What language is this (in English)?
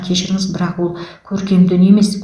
Kazakh